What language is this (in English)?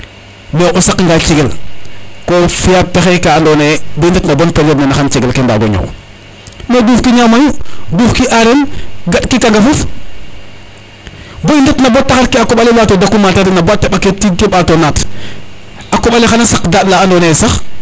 Serer